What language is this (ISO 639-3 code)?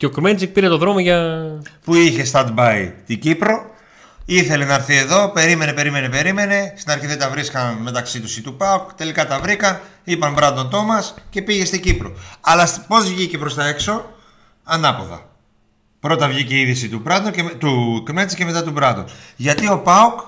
ell